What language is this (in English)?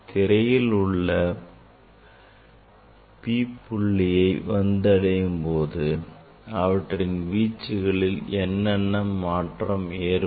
Tamil